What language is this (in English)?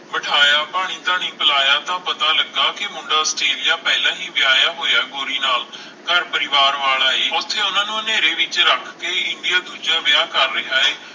Punjabi